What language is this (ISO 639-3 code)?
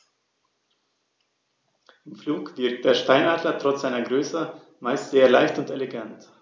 deu